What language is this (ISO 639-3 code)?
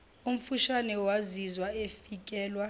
zul